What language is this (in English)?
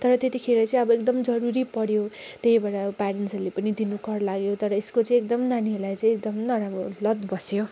Nepali